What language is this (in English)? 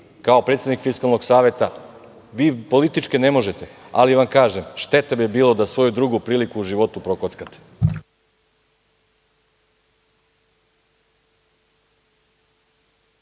Serbian